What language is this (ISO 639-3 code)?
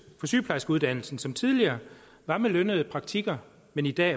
dan